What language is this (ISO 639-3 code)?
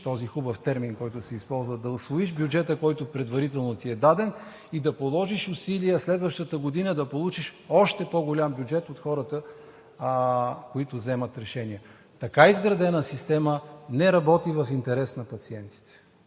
bul